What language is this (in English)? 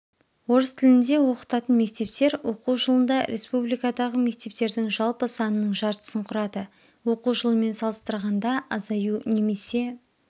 Kazakh